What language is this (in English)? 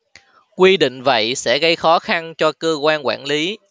Vietnamese